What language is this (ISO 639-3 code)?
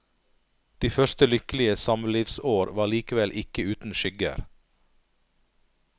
nor